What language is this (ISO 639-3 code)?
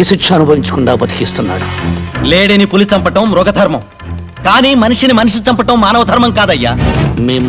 tel